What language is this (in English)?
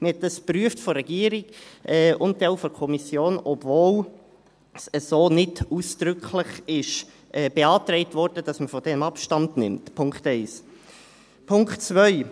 Swiss German